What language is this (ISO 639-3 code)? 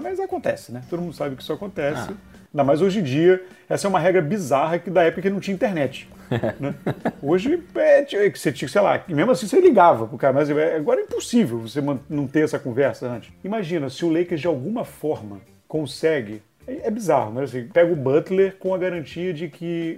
por